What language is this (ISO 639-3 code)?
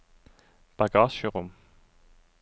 nor